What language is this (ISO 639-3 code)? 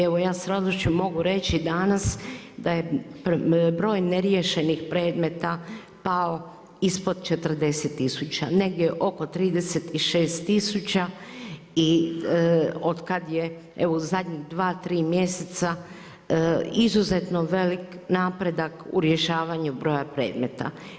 hrv